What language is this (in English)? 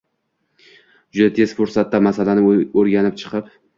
Uzbek